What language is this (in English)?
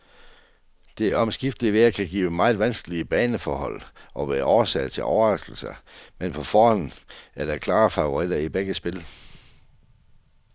Danish